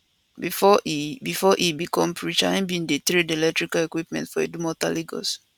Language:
Nigerian Pidgin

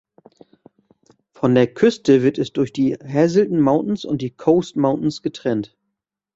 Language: German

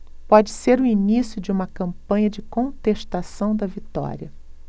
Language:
Portuguese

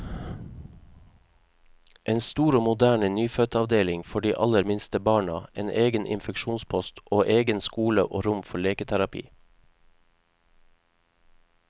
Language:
Norwegian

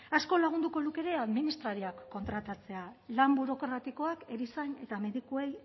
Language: Basque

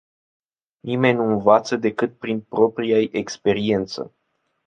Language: Romanian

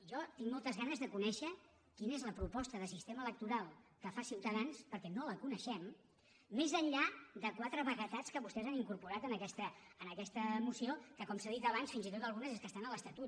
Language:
Catalan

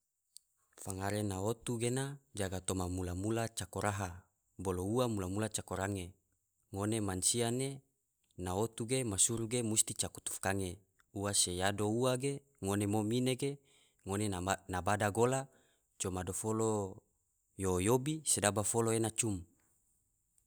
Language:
Tidore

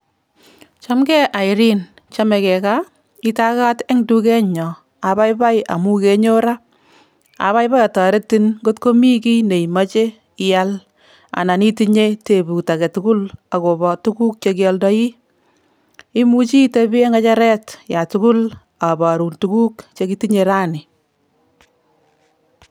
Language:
Kalenjin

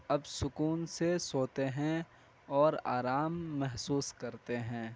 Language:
Urdu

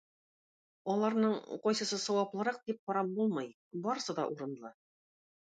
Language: Tatar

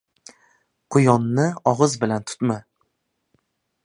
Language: Uzbek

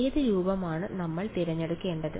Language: Malayalam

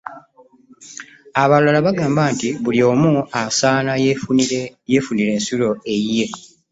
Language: Ganda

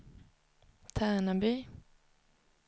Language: Swedish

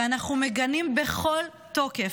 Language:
Hebrew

